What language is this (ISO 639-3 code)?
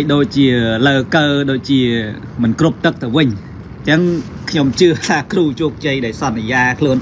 tha